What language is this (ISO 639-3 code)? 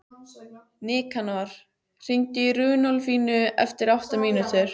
isl